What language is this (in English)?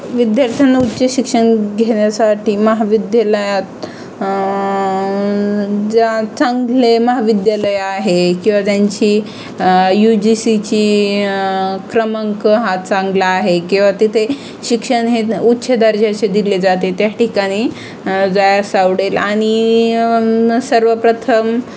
Marathi